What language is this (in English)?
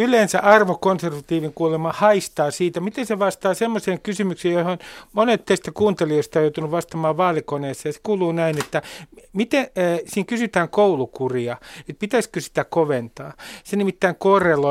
Finnish